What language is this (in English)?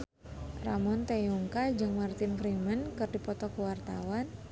Sundanese